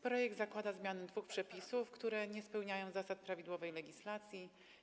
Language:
Polish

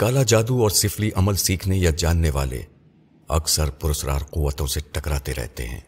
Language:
Urdu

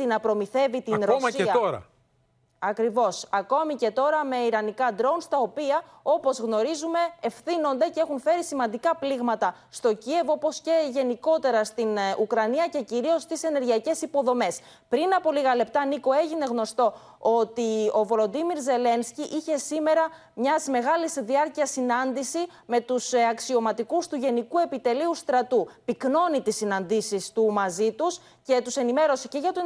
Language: Greek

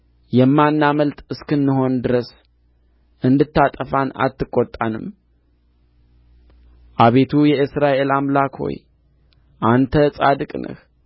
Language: Amharic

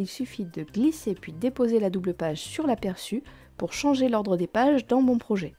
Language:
French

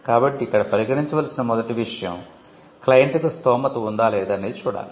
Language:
Telugu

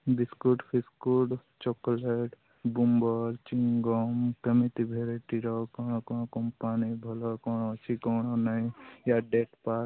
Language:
Odia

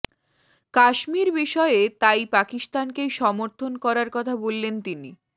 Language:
Bangla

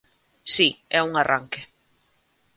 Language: Galician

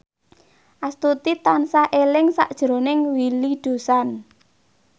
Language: Javanese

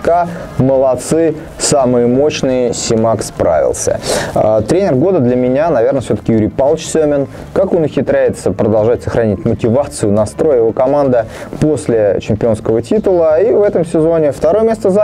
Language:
Russian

